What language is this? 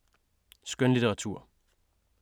Danish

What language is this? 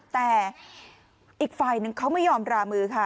Thai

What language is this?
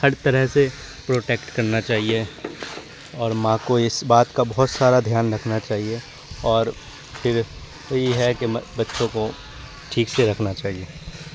Urdu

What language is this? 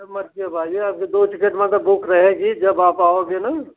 Hindi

